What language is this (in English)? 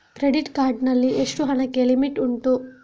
Kannada